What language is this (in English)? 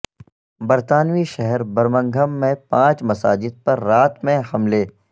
Urdu